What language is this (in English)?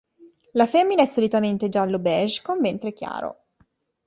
Italian